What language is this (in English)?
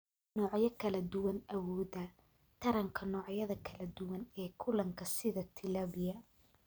Somali